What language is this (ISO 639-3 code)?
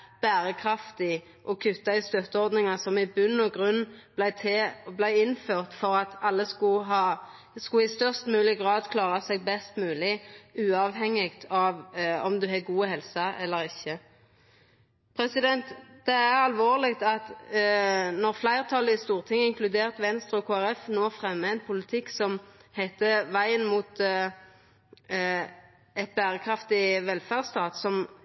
nno